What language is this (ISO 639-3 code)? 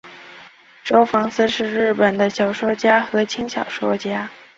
zho